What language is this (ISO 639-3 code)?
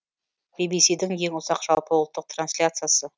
kaz